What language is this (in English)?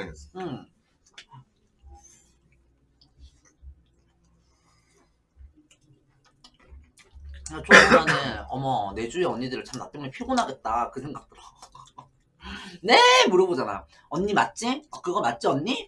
Korean